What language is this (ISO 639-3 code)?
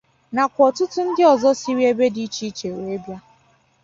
ibo